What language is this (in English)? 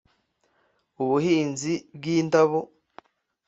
Kinyarwanda